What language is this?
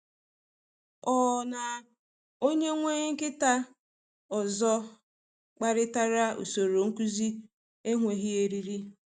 Igbo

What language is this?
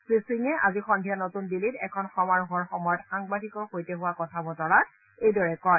Assamese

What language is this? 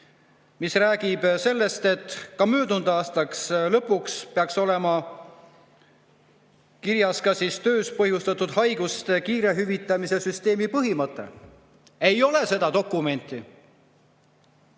Estonian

